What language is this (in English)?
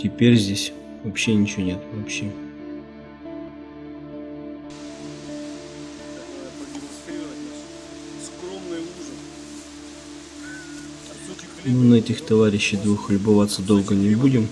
Russian